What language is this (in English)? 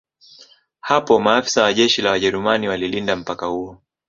Swahili